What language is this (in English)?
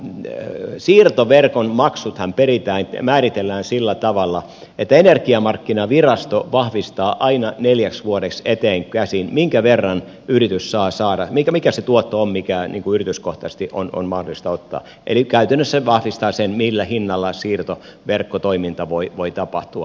Finnish